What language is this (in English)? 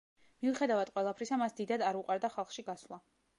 Georgian